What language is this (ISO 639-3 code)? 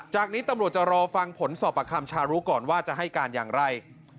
tha